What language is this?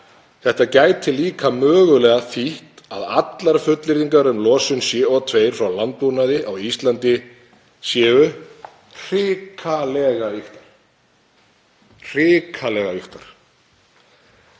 Icelandic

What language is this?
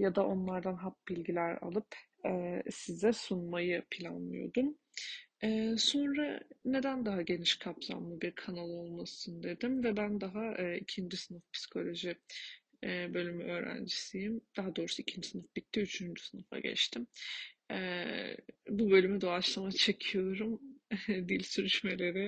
Turkish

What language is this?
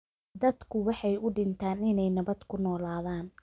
Somali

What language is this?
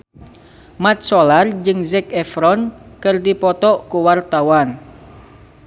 Sundanese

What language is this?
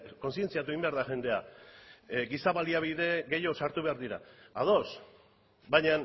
Basque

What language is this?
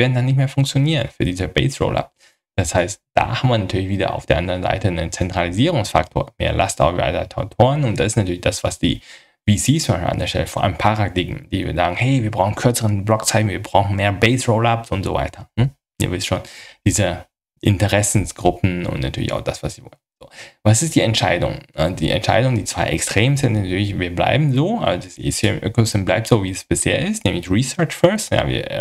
German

